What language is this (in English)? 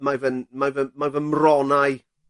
Welsh